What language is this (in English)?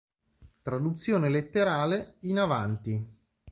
Italian